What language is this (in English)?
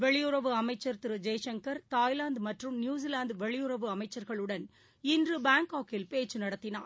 Tamil